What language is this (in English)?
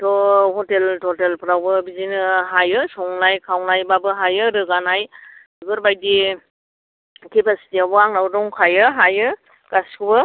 Bodo